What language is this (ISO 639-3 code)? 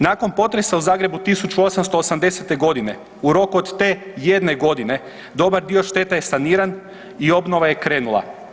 hrv